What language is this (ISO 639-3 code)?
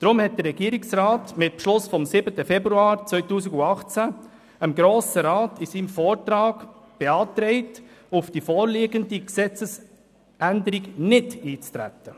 gsw